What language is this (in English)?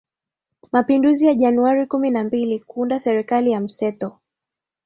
Swahili